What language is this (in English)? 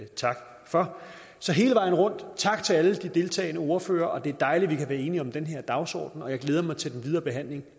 Danish